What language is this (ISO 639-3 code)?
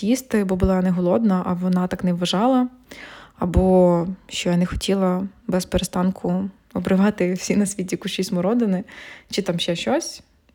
ukr